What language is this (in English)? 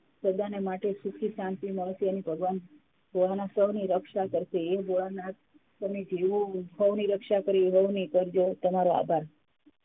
Gujarati